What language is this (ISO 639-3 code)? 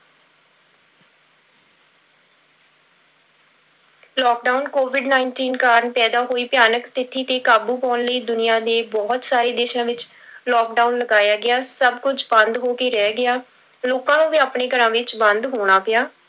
pan